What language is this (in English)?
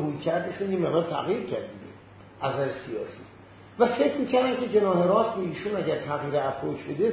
Persian